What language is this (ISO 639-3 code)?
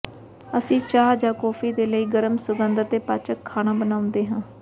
pan